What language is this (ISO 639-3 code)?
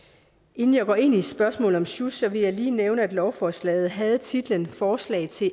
dan